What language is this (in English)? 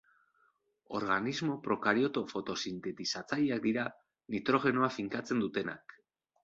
Basque